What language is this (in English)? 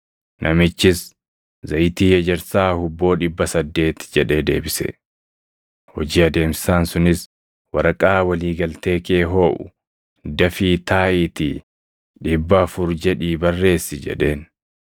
Oromo